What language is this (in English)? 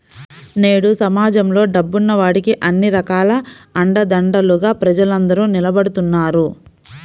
Telugu